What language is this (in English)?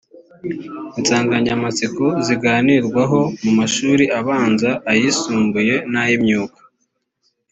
Kinyarwanda